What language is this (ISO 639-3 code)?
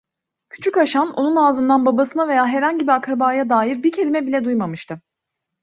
tur